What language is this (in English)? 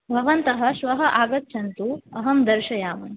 Sanskrit